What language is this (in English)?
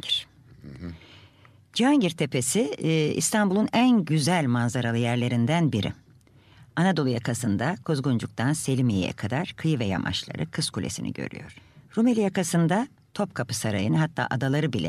Turkish